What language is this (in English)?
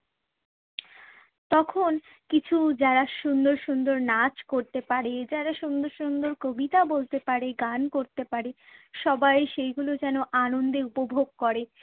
Bangla